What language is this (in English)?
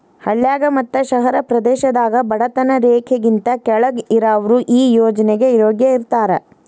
Kannada